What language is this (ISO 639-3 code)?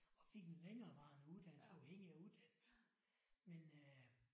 dan